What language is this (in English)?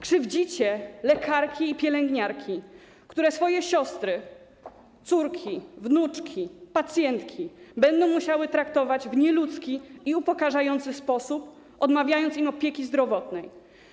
Polish